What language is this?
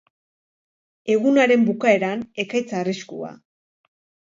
Basque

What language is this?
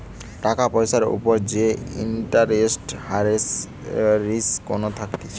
Bangla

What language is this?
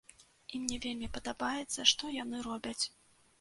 Belarusian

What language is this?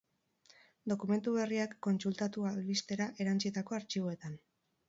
Basque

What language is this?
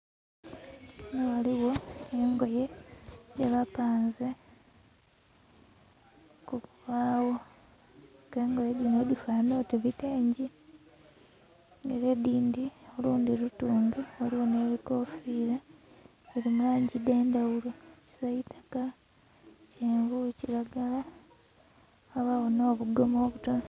Soga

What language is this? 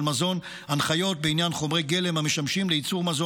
Hebrew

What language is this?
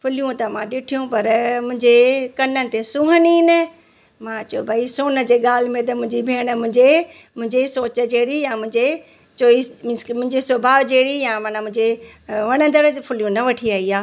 Sindhi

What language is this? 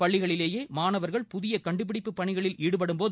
Tamil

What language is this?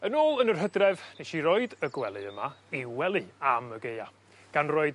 Welsh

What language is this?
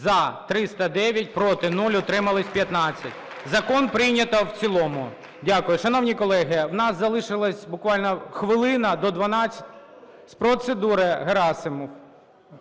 Ukrainian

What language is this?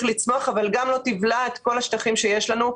Hebrew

